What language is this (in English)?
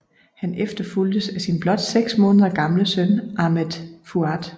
Danish